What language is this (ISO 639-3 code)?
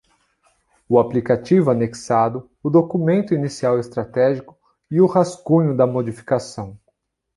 por